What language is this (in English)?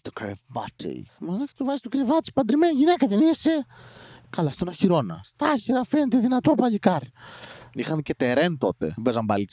Greek